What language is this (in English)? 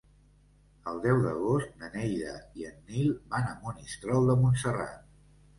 Catalan